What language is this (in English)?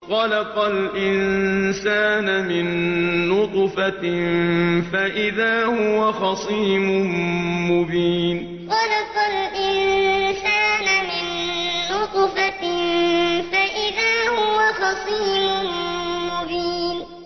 Arabic